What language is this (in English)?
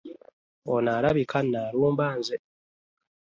Ganda